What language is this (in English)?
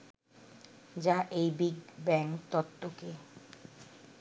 Bangla